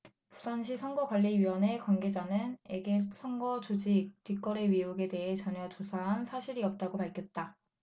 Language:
Korean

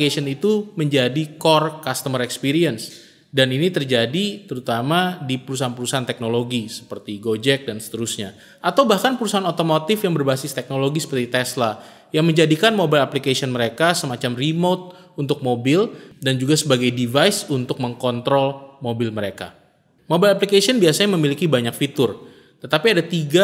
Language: Indonesian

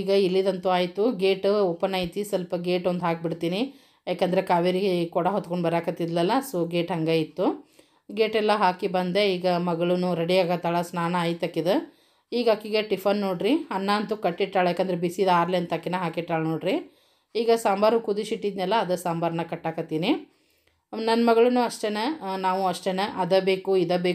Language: Kannada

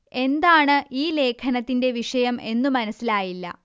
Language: Malayalam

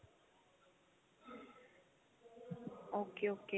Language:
Punjabi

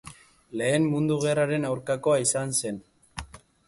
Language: Basque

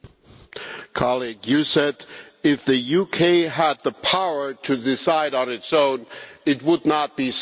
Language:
English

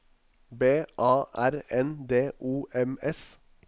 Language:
Norwegian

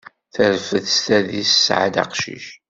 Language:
Kabyle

